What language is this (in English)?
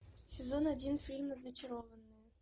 Russian